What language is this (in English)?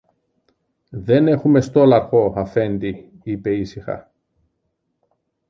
Greek